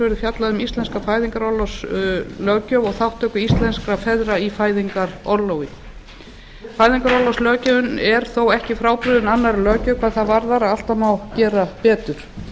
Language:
Icelandic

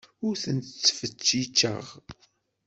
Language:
Kabyle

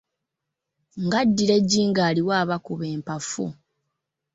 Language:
Ganda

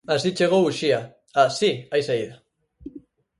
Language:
Galician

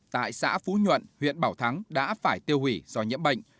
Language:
Vietnamese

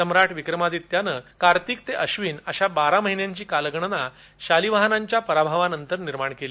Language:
Marathi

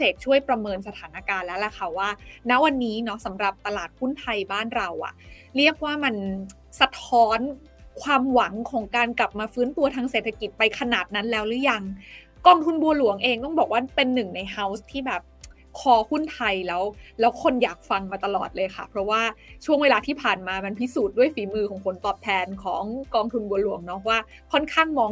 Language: Thai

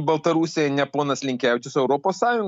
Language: Lithuanian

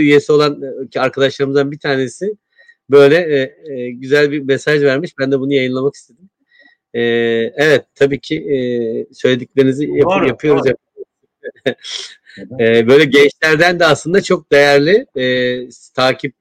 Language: Turkish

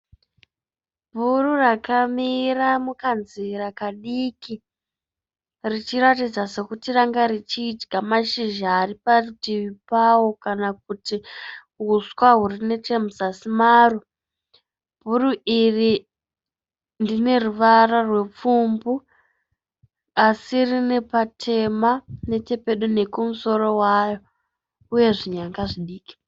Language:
Shona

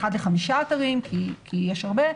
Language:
Hebrew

